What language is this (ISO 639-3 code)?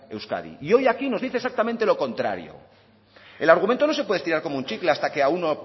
spa